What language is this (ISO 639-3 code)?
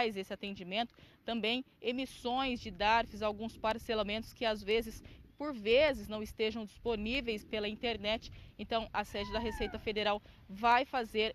por